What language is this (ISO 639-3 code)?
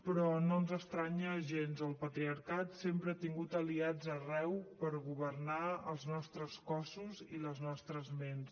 cat